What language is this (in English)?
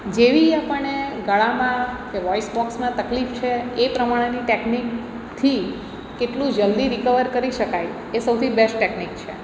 Gujarati